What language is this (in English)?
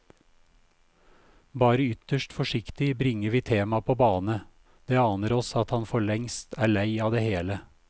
Norwegian